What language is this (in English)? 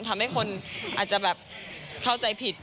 Thai